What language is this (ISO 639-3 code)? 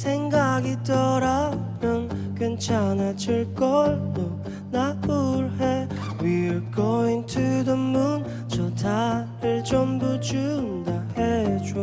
kor